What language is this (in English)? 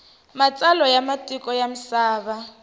Tsonga